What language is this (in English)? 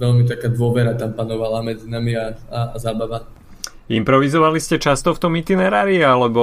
Slovak